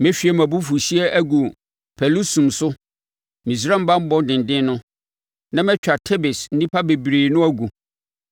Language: Akan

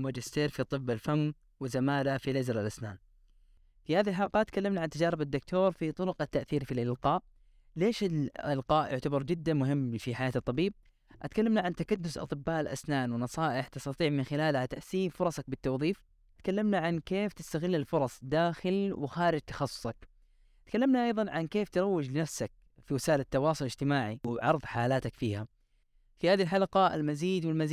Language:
Arabic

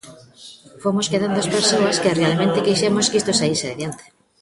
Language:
Galician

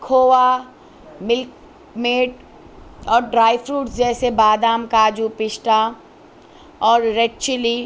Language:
Urdu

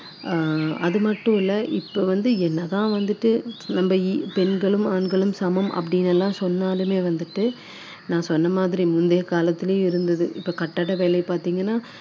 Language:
Tamil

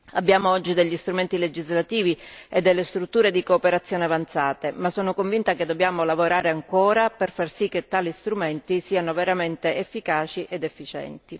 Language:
Italian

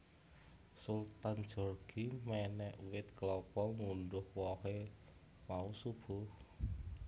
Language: Javanese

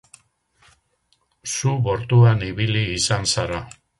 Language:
Basque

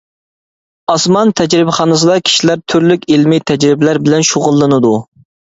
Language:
Uyghur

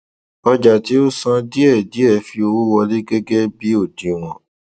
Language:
Yoruba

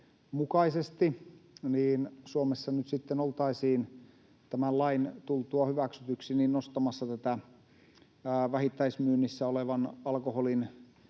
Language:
Finnish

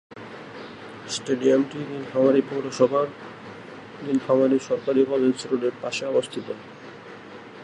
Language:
Bangla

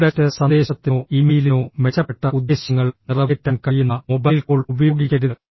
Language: Malayalam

